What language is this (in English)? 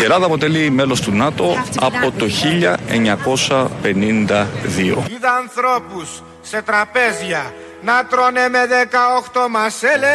Greek